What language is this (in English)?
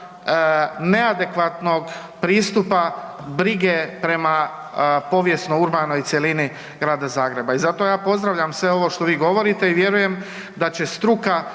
Croatian